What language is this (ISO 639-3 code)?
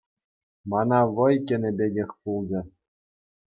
chv